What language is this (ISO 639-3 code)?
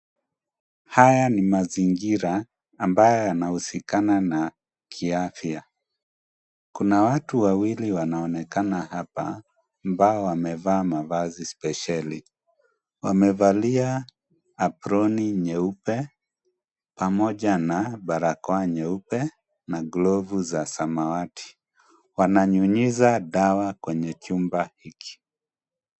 swa